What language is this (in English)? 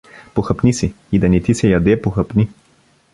Bulgarian